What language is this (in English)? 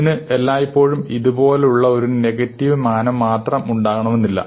Malayalam